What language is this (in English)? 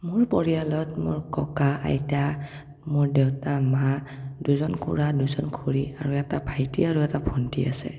Assamese